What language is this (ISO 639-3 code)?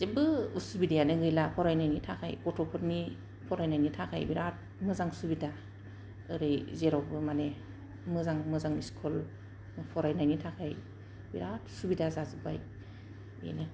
brx